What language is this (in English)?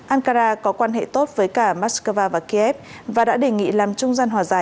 Vietnamese